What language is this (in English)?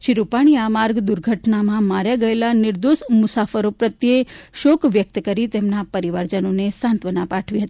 Gujarati